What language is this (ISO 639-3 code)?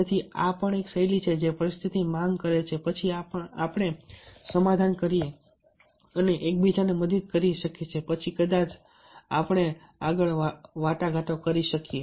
guj